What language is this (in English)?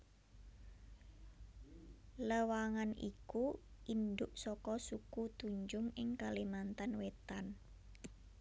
Javanese